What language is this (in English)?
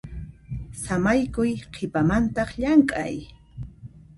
Puno Quechua